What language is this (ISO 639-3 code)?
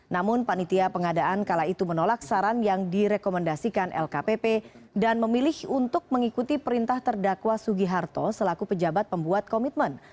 ind